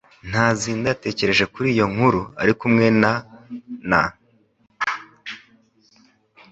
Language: Kinyarwanda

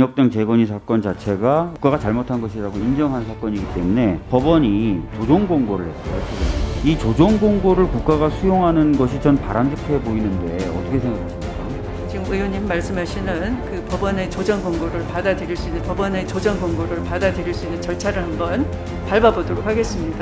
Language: Korean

